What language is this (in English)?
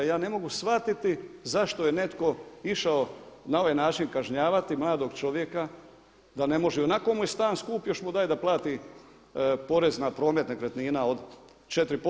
Croatian